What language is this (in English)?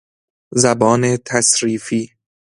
Persian